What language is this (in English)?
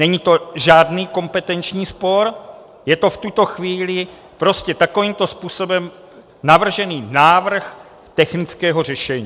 Czech